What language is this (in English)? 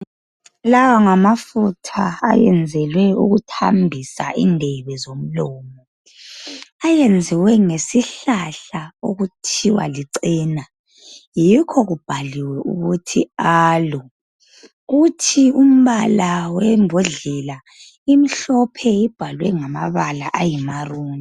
North Ndebele